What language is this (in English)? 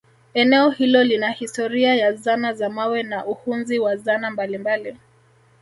Swahili